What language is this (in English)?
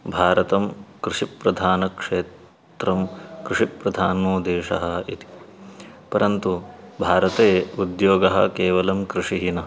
Sanskrit